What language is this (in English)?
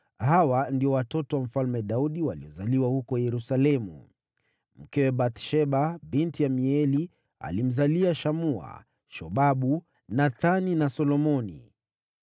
Swahili